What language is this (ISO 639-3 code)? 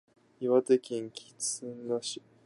jpn